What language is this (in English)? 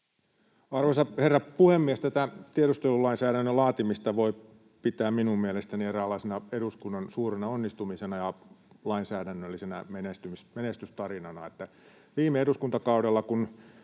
Finnish